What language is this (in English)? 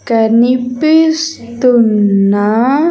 Telugu